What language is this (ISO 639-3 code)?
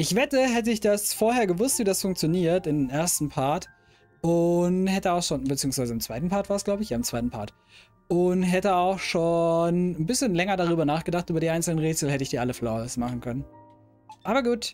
deu